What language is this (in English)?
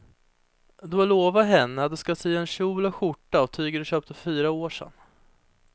Swedish